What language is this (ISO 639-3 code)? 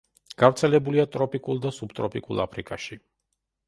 kat